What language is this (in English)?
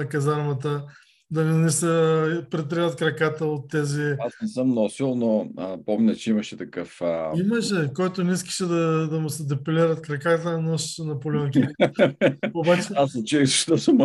Bulgarian